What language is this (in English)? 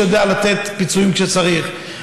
Hebrew